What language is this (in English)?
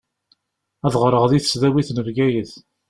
Kabyle